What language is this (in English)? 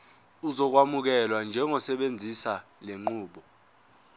Zulu